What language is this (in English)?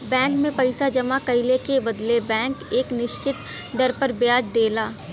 Bhojpuri